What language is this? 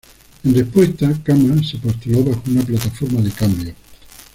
Spanish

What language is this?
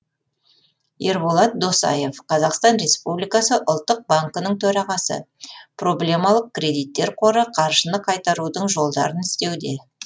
Kazakh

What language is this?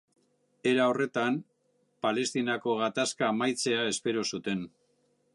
Basque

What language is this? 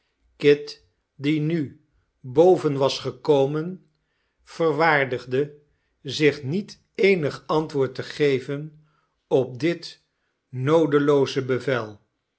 Dutch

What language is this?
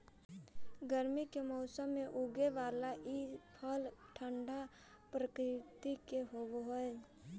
Magahi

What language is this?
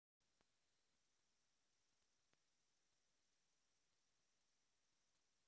Russian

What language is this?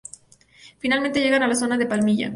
Spanish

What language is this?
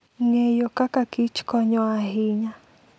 Luo (Kenya and Tanzania)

